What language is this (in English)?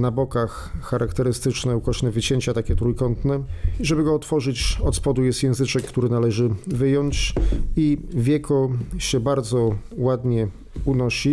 Polish